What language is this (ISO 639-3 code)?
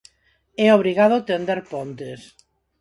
glg